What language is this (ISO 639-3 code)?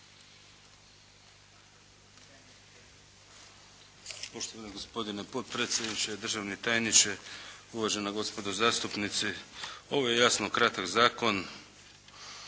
hrv